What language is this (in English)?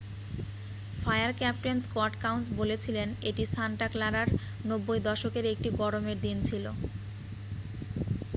Bangla